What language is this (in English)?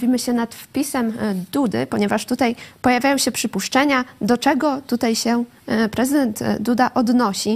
Polish